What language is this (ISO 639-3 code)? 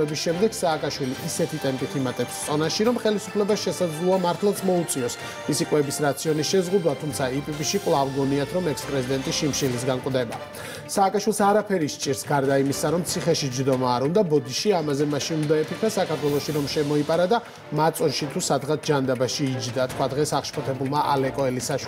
ron